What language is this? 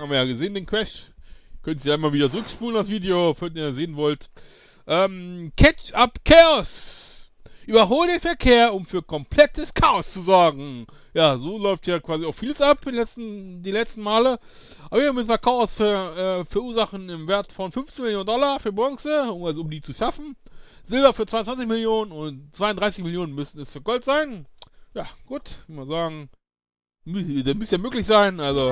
German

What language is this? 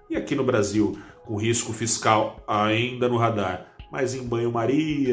Portuguese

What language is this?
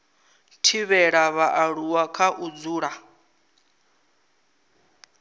Venda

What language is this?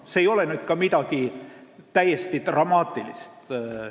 Estonian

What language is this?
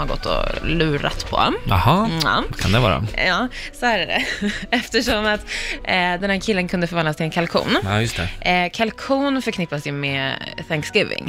Swedish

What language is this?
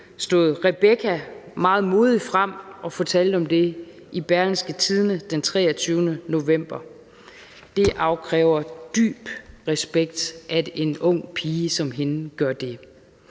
Danish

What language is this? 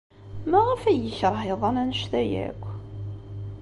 Kabyle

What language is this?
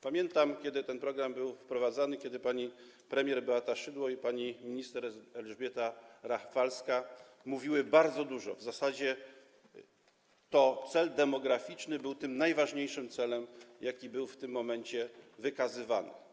Polish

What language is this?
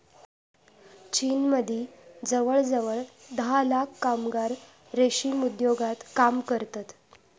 Marathi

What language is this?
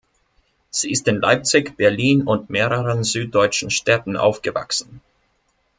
German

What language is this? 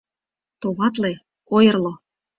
Mari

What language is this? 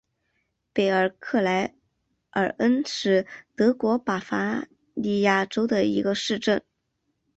Chinese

